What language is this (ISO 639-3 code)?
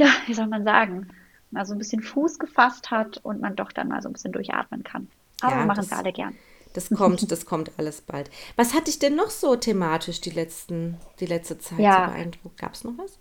deu